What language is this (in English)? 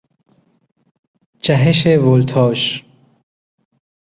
Persian